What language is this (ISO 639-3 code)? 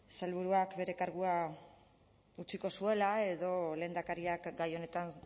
eus